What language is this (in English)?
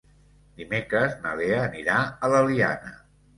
Catalan